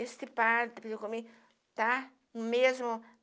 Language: Portuguese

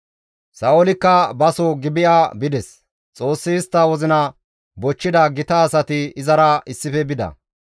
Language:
Gamo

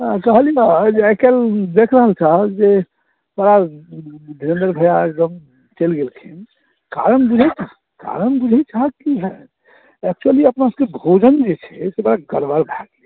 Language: Maithili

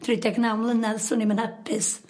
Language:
Welsh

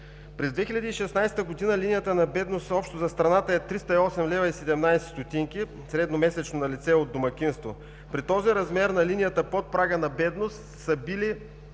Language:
Bulgarian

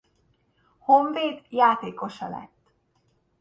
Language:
Hungarian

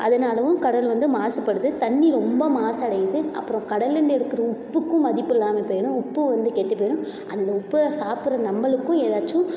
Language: Tamil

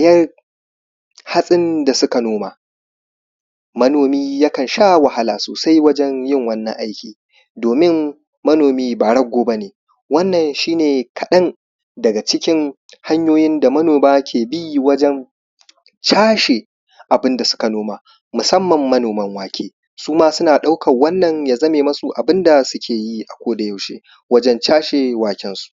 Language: Hausa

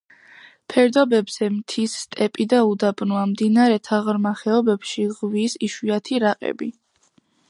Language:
Georgian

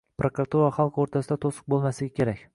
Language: Uzbek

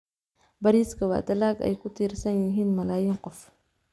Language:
Somali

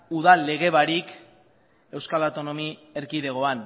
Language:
Basque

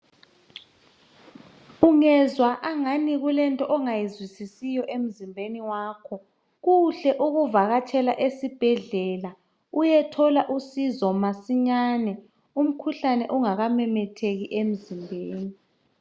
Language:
North Ndebele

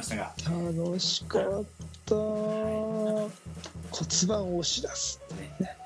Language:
Japanese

